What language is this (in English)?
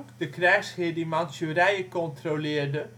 Dutch